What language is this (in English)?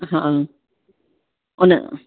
Sindhi